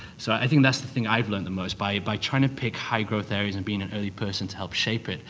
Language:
English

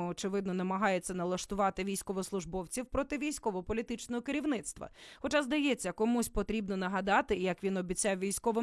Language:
Ukrainian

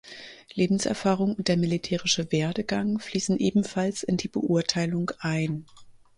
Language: German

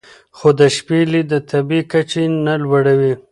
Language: Pashto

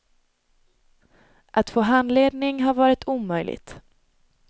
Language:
Swedish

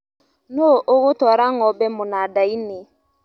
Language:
Kikuyu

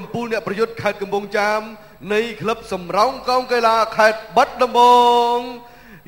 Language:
Thai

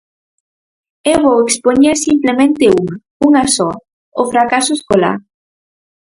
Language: Galician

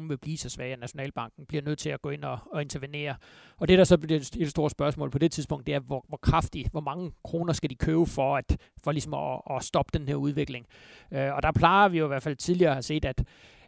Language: Danish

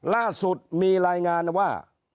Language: Thai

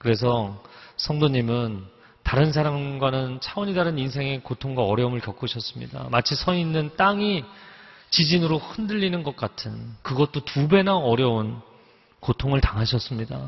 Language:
Korean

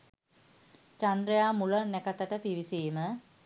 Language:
Sinhala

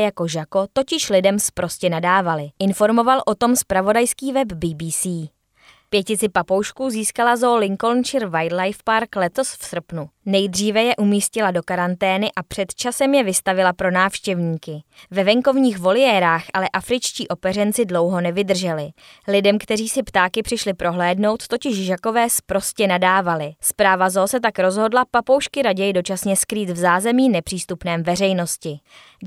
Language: Czech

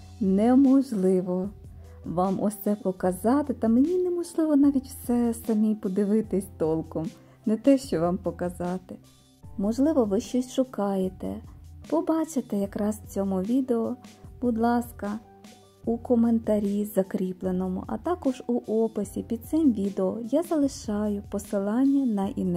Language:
Ukrainian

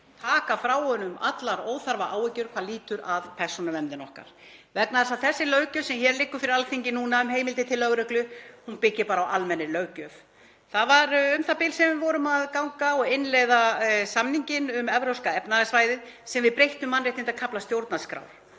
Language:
Icelandic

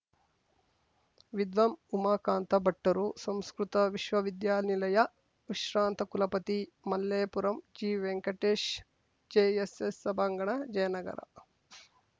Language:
Kannada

